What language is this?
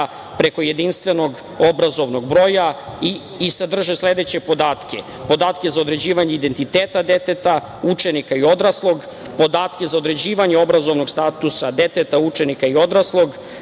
Serbian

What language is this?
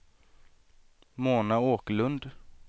Swedish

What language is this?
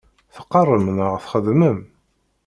Kabyle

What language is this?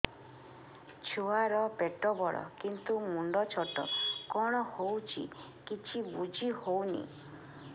Odia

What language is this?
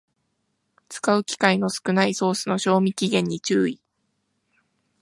Japanese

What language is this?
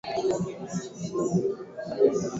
Swahili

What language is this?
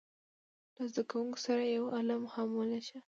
Pashto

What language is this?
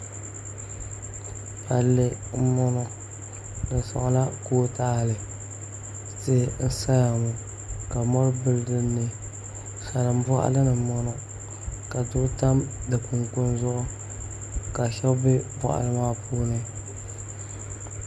Dagbani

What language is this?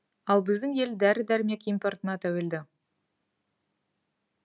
Kazakh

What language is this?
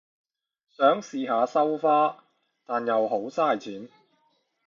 Cantonese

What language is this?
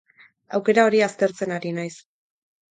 Basque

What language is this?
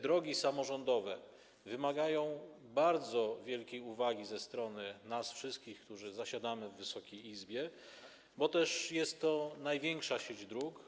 Polish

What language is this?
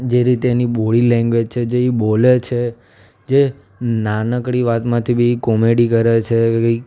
Gujarati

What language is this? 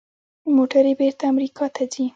Pashto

